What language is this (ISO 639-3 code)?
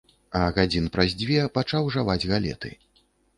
bel